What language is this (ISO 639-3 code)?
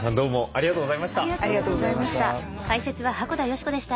jpn